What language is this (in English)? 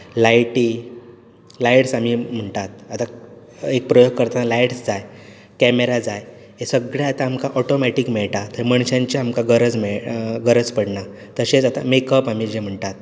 Konkani